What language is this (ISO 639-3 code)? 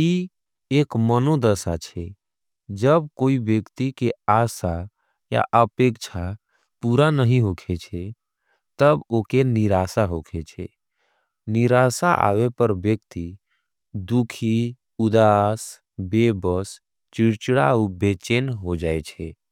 anp